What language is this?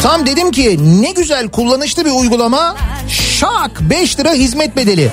Turkish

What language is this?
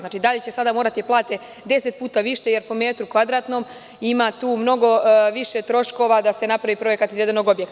Serbian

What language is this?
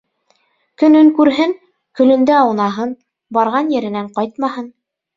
Bashkir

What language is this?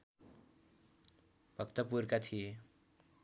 Nepali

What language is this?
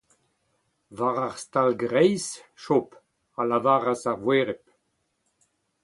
Breton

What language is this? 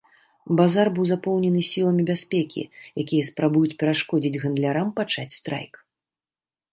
Belarusian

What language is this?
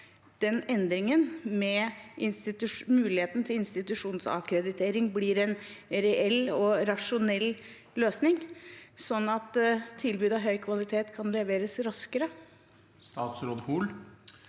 Norwegian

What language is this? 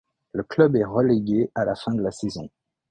French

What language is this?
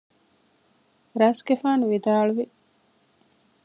Divehi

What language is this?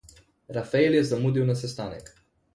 Slovenian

